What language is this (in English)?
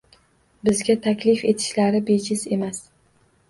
Uzbek